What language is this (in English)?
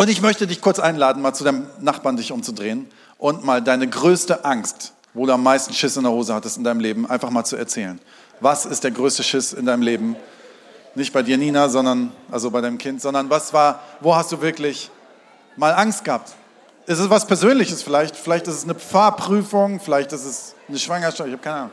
German